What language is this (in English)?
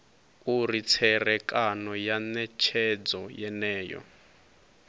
Venda